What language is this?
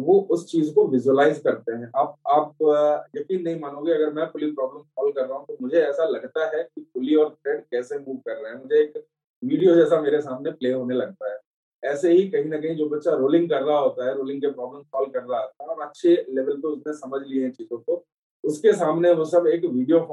Hindi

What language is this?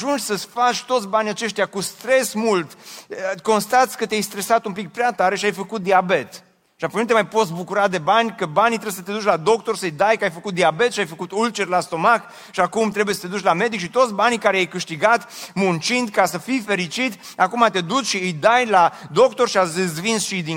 Romanian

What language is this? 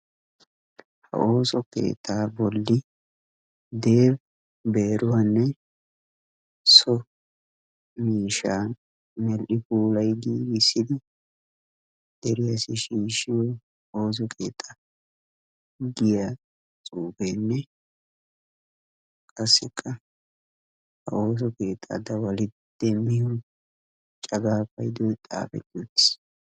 Wolaytta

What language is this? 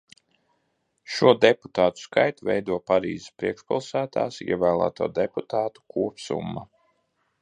Latvian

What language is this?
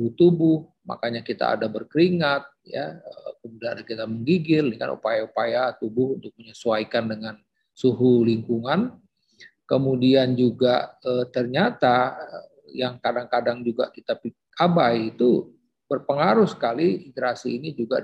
Indonesian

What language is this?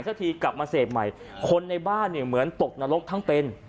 Thai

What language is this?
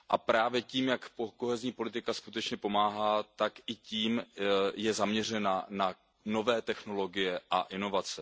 Czech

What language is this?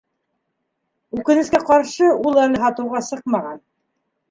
Bashkir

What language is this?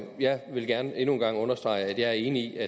Danish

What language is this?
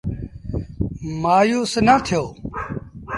Sindhi Bhil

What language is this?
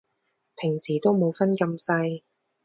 Cantonese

